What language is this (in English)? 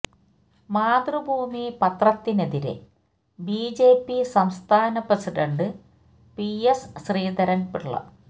Malayalam